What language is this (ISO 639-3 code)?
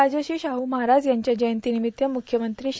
mar